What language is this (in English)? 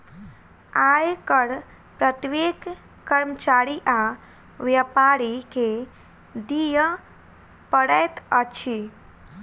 Maithili